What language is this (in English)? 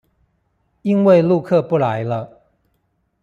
Chinese